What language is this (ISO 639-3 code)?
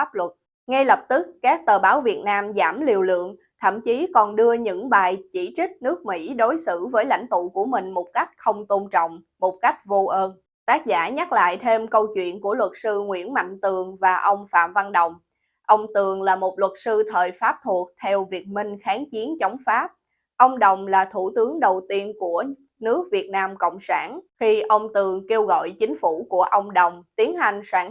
vie